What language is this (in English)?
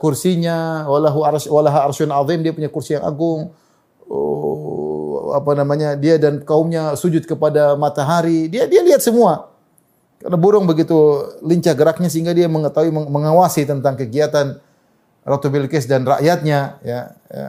Indonesian